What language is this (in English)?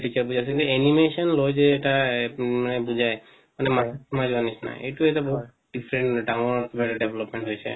Assamese